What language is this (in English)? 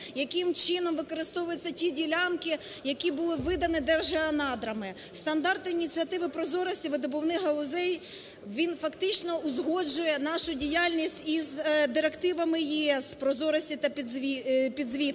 Ukrainian